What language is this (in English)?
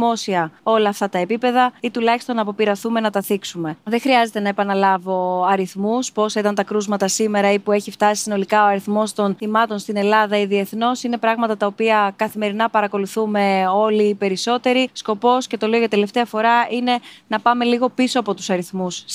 Greek